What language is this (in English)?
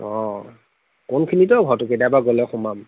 Assamese